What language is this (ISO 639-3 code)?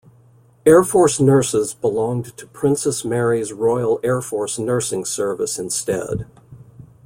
eng